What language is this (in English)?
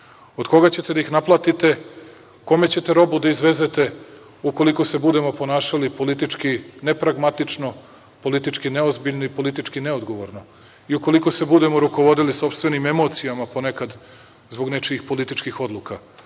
Serbian